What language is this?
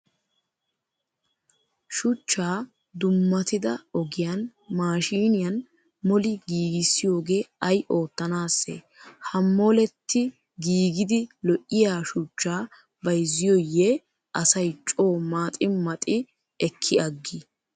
Wolaytta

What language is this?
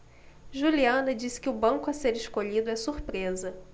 Portuguese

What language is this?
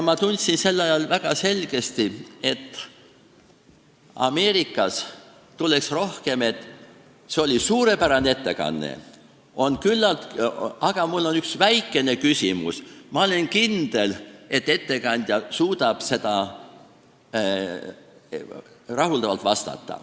Estonian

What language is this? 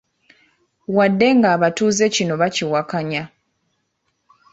Ganda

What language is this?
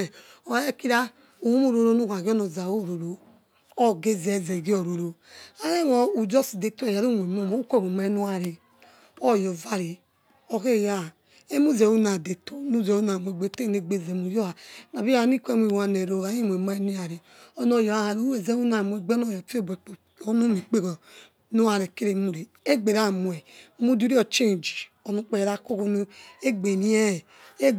Yekhee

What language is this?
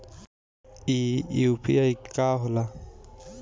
Bhojpuri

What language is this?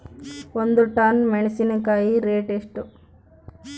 Kannada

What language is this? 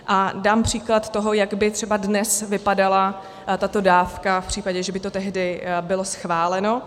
Czech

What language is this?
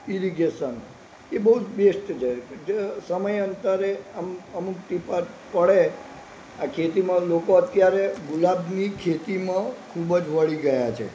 Gujarati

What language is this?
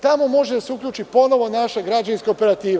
Serbian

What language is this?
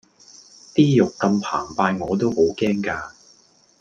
Cantonese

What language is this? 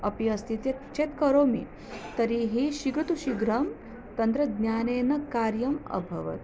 Sanskrit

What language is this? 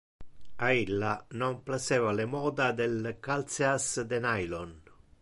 Interlingua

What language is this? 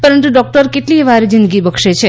Gujarati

